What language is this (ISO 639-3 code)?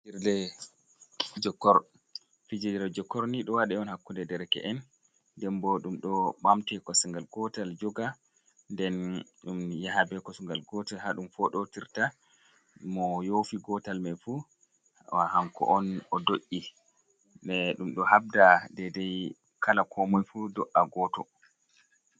ful